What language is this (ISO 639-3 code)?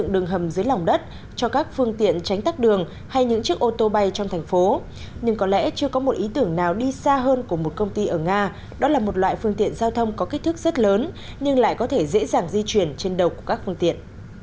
vie